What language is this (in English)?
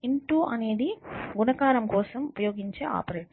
Telugu